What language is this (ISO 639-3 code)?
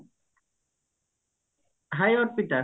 ori